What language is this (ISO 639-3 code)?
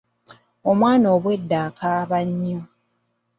lug